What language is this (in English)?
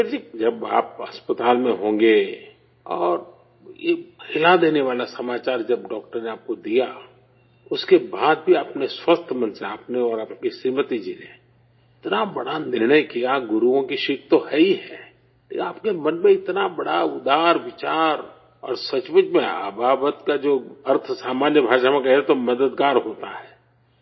Urdu